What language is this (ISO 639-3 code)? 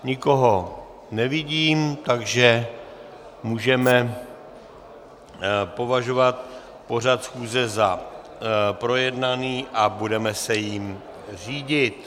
ces